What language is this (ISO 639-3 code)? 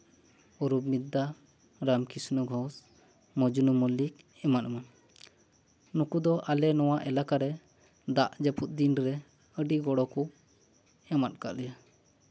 sat